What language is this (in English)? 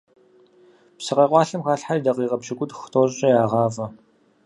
Kabardian